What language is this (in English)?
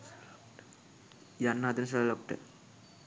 Sinhala